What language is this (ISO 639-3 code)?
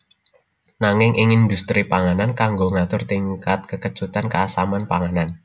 jav